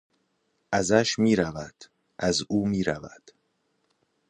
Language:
Persian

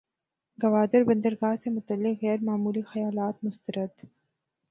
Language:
Urdu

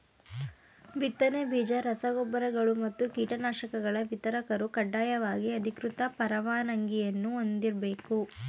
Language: Kannada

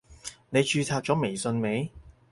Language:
Cantonese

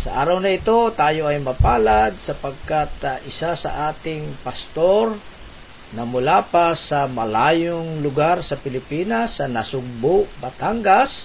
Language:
Filipino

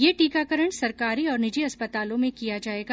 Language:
Hindi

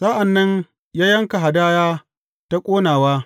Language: Hausa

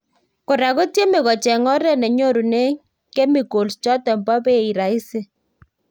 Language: Kalenjin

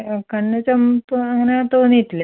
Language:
Malayalam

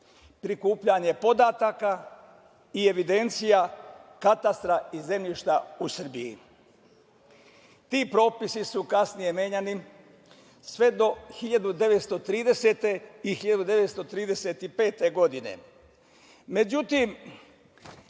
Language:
Serbian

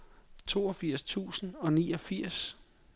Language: Danish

